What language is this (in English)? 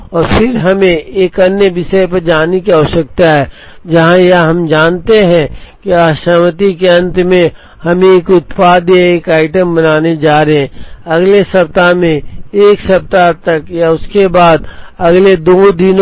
Hindi